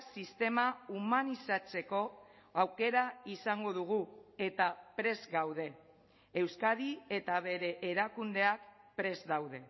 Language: Basque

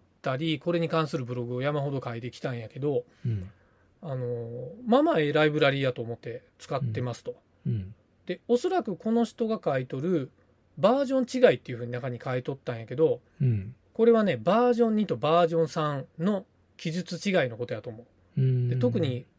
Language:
Japanese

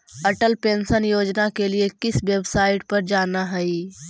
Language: Magahi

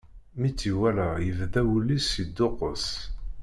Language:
Kabyle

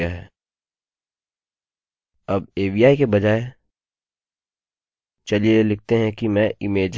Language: Hindi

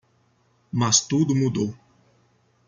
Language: Portuguese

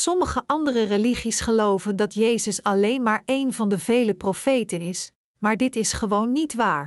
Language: Dutch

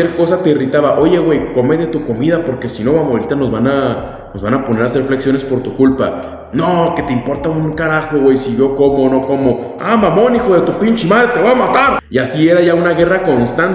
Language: Spanish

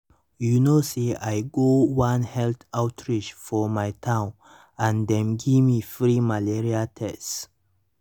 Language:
Nigerian Pidgin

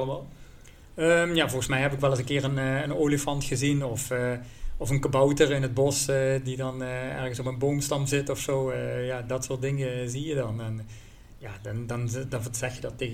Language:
Dutch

